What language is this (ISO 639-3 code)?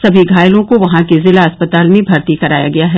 hin